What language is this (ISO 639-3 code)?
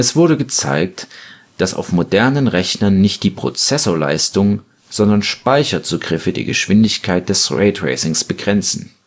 deu